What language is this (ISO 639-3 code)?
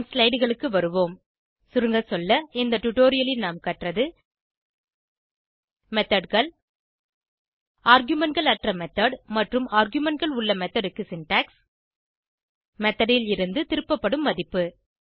tam